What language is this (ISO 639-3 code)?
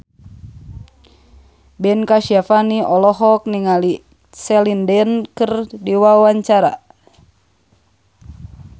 sun